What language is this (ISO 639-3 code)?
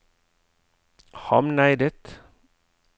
nor